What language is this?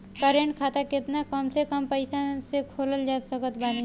Bhojpuri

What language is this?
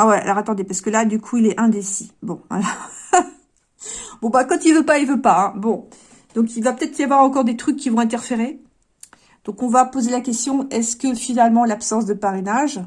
French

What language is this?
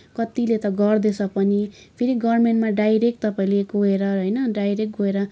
Nepali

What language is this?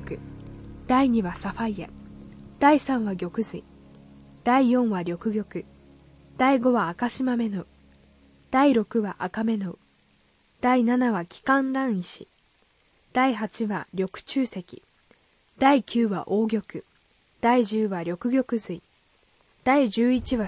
Japanese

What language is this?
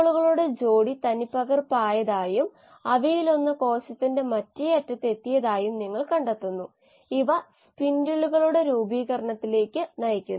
Malayalam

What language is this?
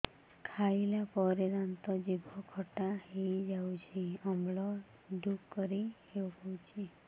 Odia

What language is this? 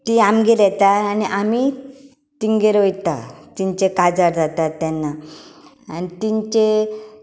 Konkani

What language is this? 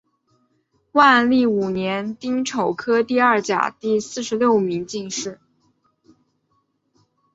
Chinese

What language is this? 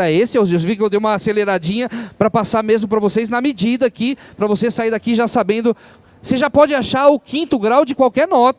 Portuguese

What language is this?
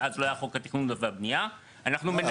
Hebrew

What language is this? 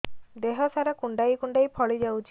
Odia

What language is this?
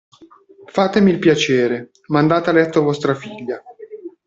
Italian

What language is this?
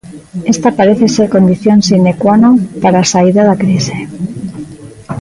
Galician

